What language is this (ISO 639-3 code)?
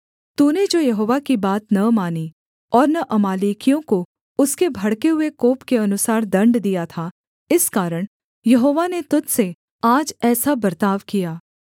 hin